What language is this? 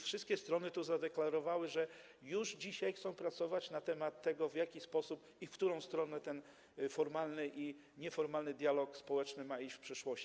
Polish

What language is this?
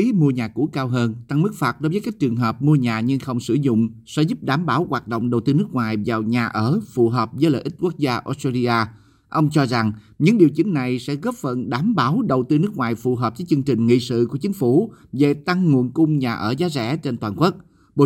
Vietnamese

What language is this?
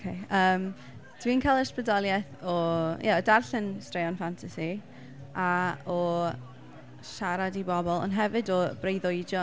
Welsh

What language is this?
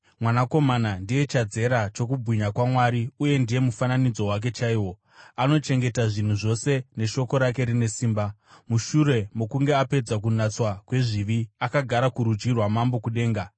Shona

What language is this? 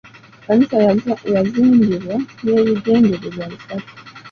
Ganda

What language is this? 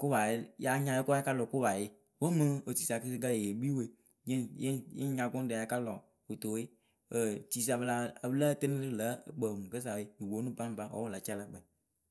Akebu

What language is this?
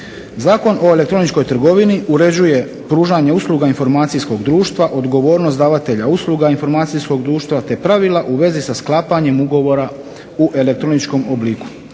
Croatian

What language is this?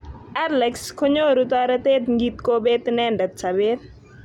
Kalenjin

